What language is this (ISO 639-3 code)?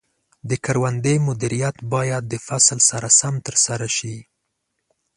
pus